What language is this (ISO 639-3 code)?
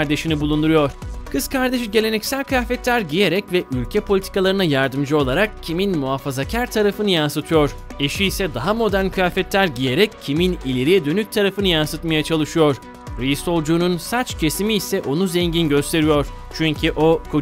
tur